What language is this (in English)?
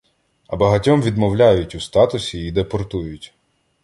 Ukrainian